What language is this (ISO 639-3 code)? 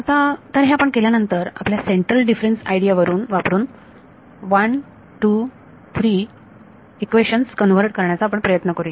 mar